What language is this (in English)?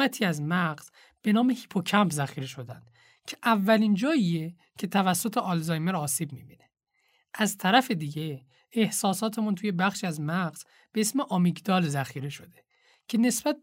Persian